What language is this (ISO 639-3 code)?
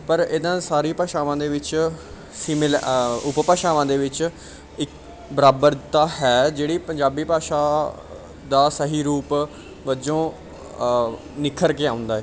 pan